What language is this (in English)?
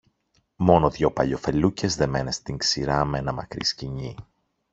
Greek